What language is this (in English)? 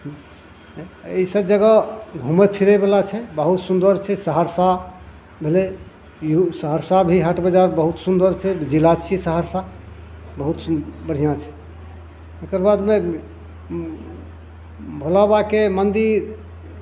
Maithili